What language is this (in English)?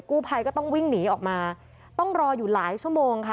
Thai